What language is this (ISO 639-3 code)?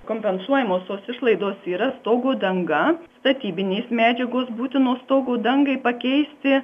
lit